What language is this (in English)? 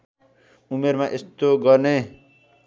Nepali